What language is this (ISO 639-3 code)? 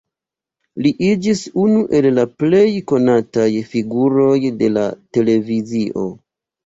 epo